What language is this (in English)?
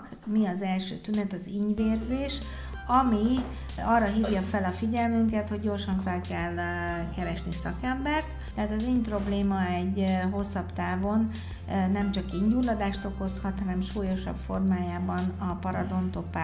Hungarian